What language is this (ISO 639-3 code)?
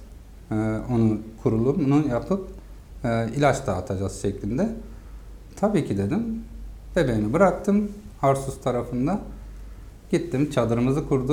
tur